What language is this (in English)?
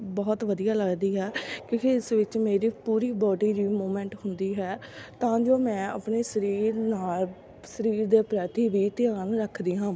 Punjabi